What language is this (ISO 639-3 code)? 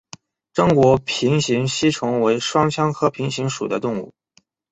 zho